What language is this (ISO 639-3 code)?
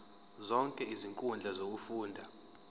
zul